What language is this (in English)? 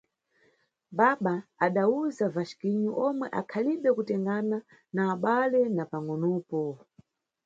Nyungwe